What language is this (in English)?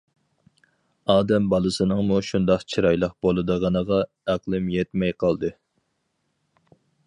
Uyghur